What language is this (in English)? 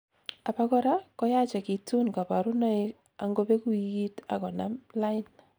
Kalenjin